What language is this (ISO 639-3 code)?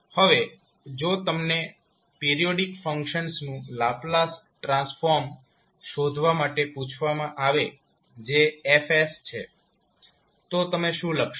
guj